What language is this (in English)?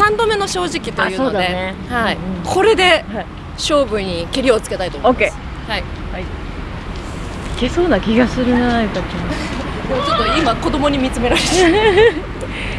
Japanese